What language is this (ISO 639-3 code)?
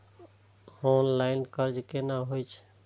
mai